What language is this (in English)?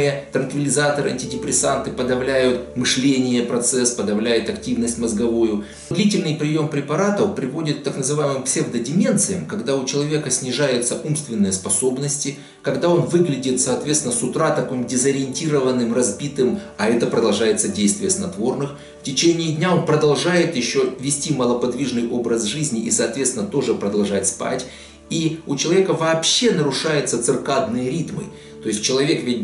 Russian